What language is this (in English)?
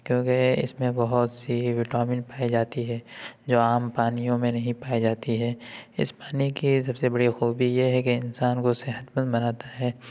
Urdu